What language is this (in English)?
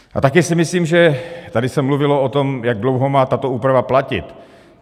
Czech